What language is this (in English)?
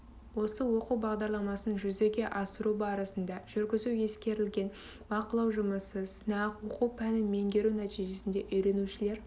Kazakh